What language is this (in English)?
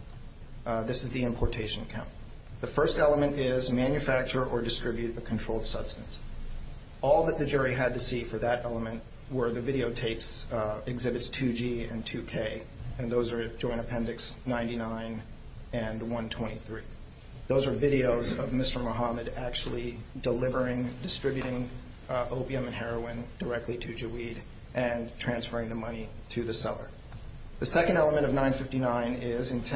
English